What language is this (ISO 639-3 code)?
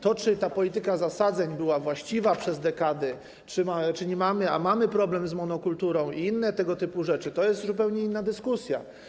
pol